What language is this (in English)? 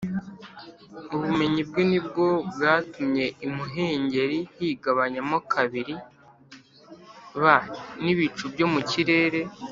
Kinyarwanda